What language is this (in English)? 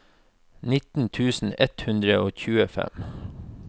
Norwegian